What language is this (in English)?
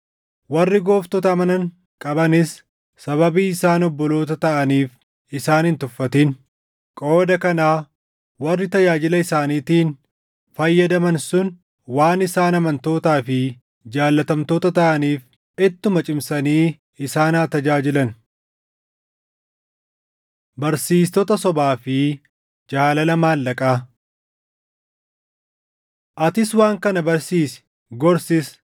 Oromo